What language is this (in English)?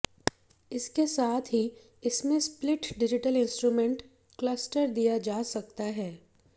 Hindi